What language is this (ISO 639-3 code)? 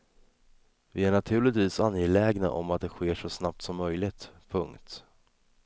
swe